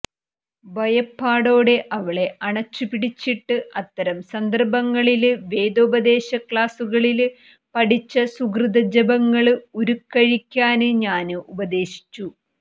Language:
Malayalam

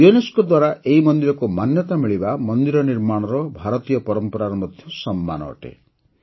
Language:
Odia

